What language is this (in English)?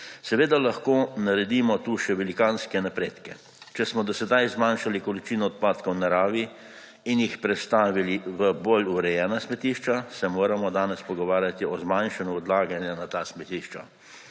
Slovenian